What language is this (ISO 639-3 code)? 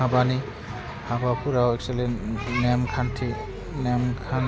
brx